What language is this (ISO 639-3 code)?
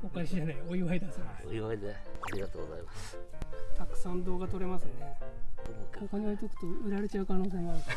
jpn